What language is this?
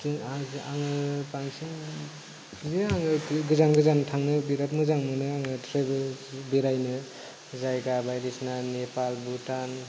Bodo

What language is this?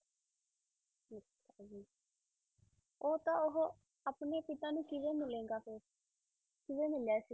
Punjabi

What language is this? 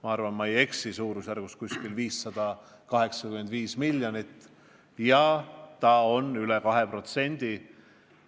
Estonian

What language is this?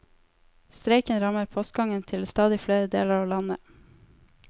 Norwegian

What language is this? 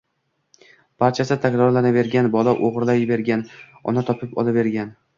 Uzbek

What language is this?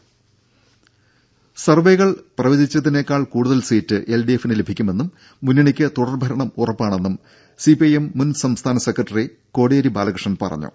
Malayalam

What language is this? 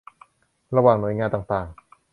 Thai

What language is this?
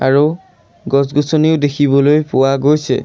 Assamese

